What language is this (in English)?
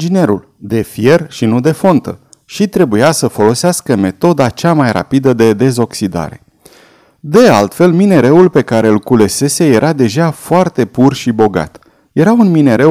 Romanian